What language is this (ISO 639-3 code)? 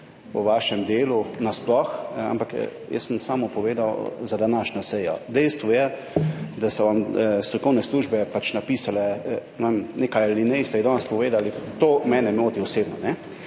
slv